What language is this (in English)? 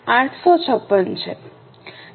Gujarati